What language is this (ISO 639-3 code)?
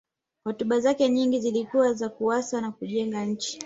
swa